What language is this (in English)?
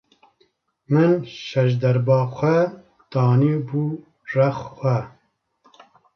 Kurdish